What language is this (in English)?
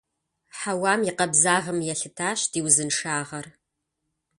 Kabardian